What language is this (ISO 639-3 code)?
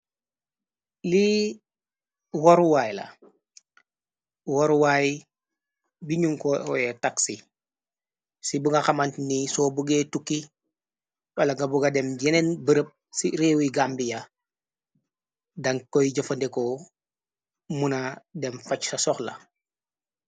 wol